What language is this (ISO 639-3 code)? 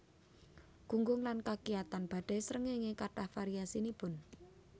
jav